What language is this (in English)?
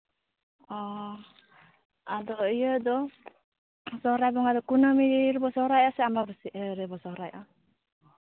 Santali